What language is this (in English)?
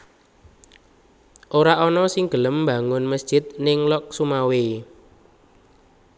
Javanese